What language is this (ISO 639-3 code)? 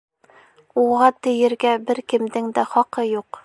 bak